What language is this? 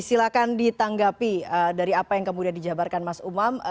Indonesian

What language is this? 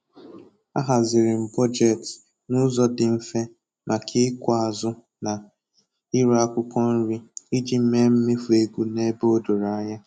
Igbo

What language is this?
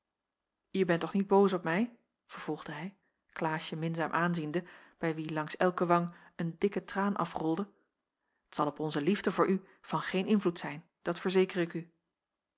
Dutch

